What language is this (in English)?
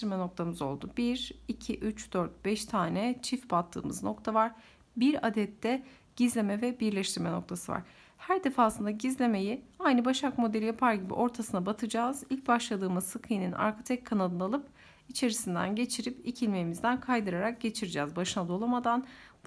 Turkish